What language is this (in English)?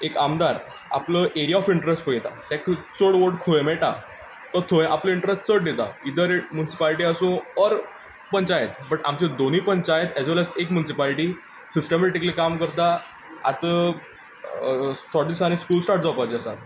Konkani